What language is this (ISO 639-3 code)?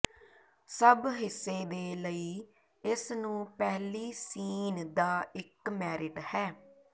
pan